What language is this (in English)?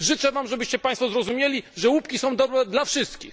Polish